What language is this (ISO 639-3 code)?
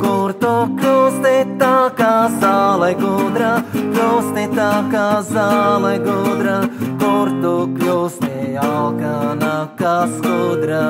lav